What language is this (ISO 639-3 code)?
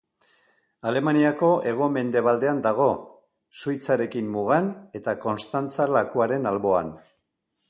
eus